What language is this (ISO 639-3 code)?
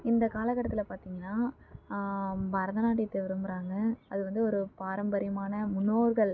tam